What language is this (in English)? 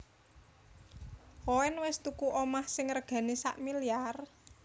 Javanese